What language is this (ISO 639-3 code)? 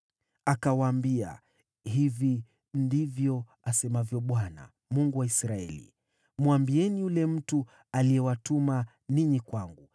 swa